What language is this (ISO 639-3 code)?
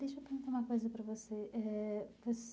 por